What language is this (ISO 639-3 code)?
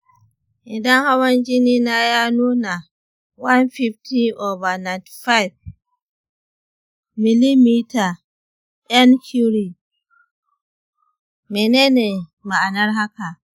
hau